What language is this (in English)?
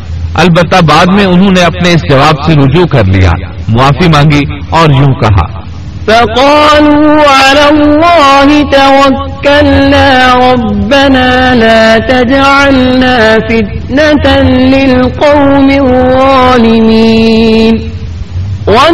Urdu